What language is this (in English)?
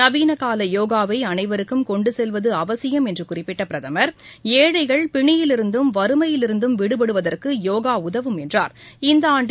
Tamil